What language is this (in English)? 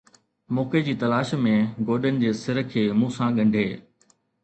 Sindhi